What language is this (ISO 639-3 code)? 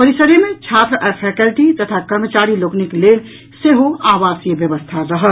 mai